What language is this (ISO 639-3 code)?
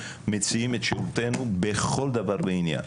heb